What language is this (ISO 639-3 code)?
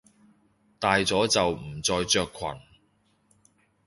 yue